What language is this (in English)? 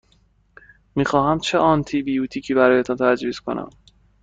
Persian